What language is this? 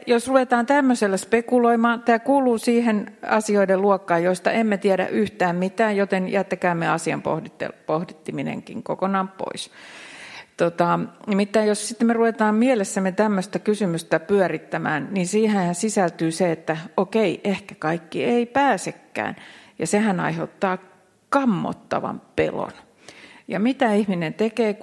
Finnish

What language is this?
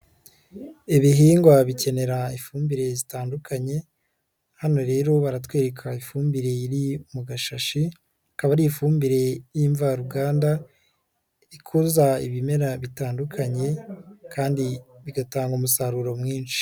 Kinyarwanda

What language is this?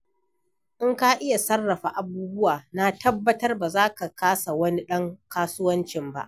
Hausa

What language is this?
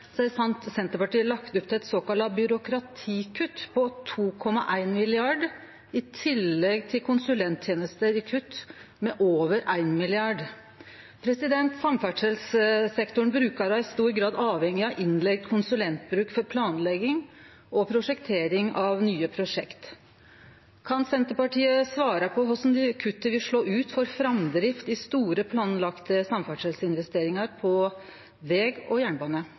Norwegian Nynorsk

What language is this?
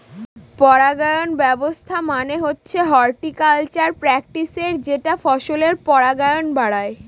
Bangla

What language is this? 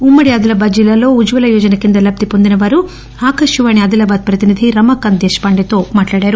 Telugu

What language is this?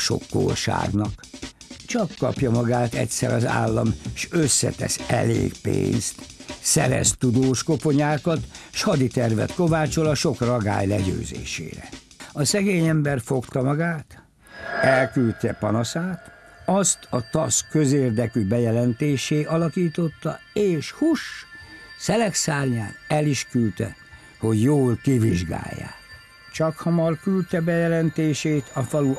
Hungarian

